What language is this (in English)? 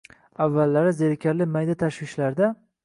Uzbek